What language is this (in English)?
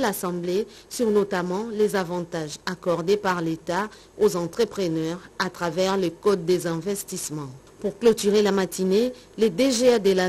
French